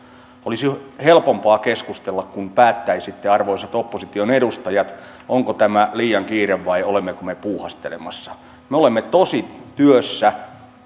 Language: Finnish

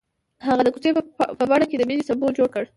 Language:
Pashto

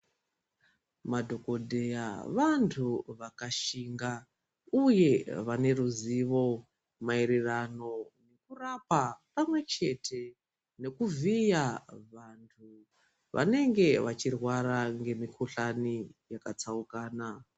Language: Ndau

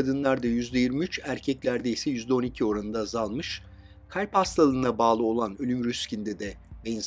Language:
Turkish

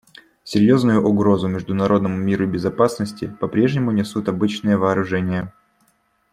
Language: Russian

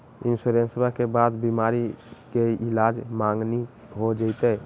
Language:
Magahi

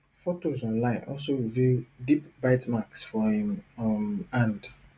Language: Nigerian Pidgin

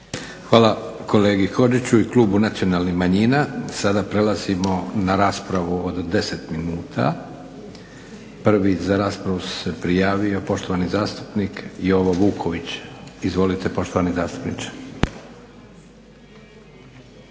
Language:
Croatian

